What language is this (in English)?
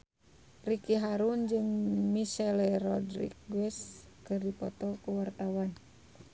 Sundanese